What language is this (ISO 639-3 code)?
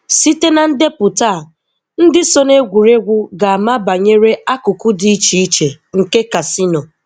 ibo